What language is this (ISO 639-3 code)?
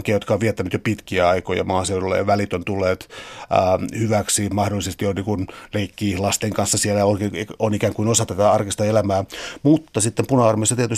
fin